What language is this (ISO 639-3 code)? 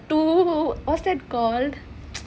eng